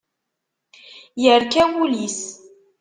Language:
Kabyle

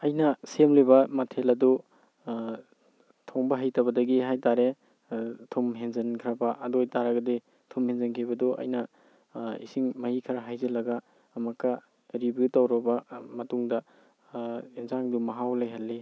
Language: Manipuri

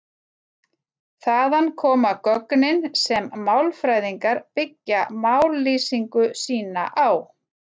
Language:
Icelandic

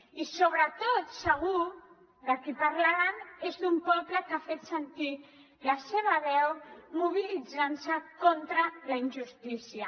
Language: Catalan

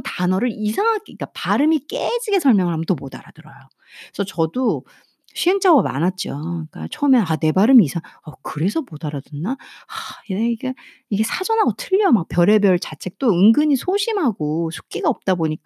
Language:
Korean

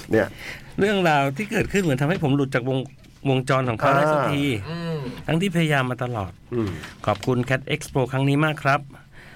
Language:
Thai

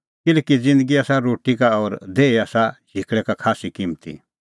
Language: Kullu Pahari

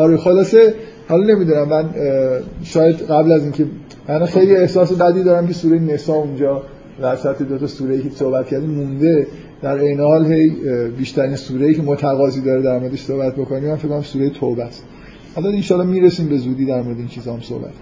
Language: Persian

